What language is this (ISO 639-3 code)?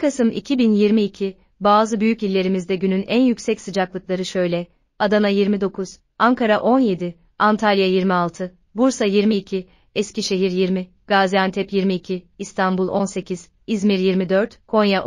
tur